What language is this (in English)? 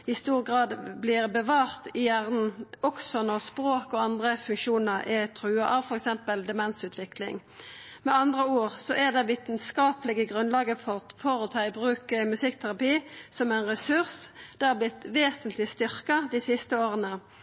Norwegian Nynorsk